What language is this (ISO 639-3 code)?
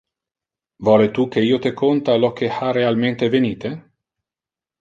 ina